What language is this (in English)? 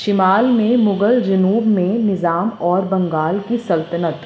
Urdu